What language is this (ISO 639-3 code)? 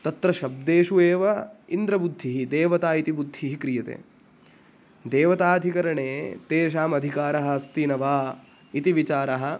san